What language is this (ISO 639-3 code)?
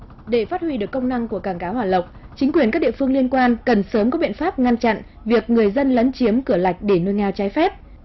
vie